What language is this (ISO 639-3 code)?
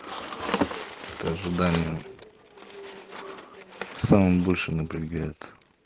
rus